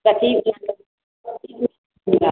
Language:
Maithili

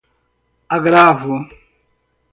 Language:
Portuguese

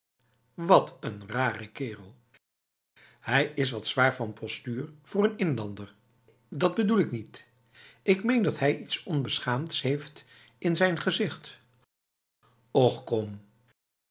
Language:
Dutch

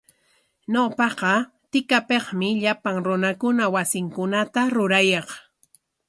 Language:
Corongo Ancash Quechua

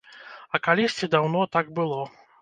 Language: Belarusian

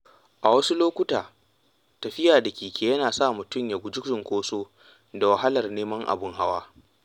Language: Hausa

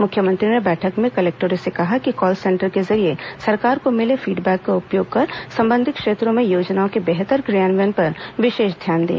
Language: Hindi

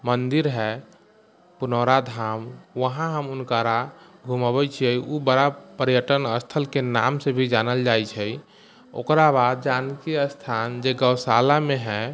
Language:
Maithili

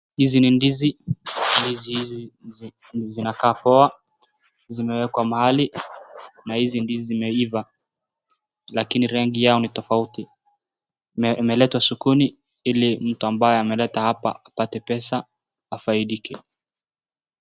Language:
Swahili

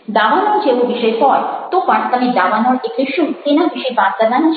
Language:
Gujarati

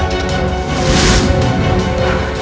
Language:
Indonesian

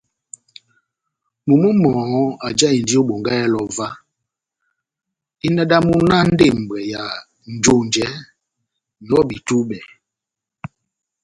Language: Batanga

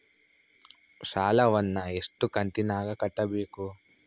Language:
Kannada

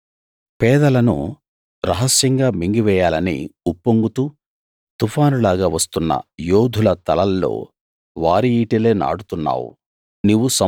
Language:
Telugu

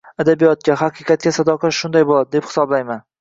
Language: Uzbek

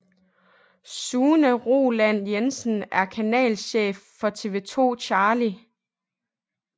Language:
Danish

